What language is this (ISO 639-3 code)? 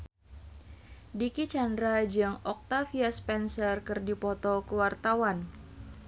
sun